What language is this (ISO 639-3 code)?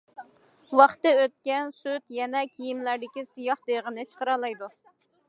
uig